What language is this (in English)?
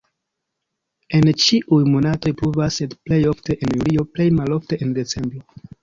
Esperanto